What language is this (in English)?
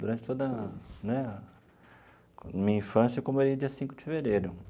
Portuguese